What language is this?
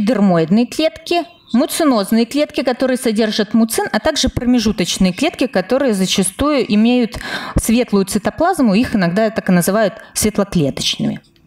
Russian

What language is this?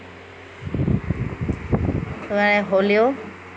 Assamese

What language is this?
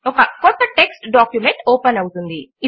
Telugu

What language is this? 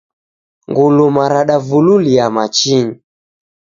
Taita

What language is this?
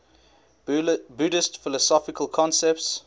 English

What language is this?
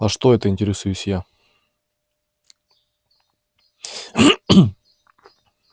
Russian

